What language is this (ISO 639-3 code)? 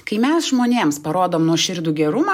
lit